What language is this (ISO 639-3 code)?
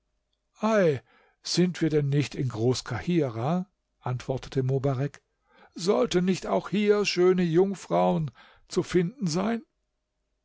deu